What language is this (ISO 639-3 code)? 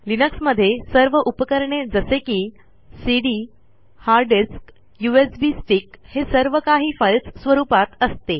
mar